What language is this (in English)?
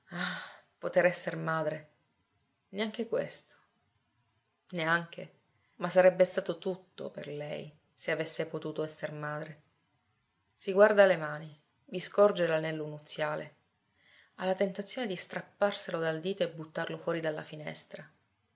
Italian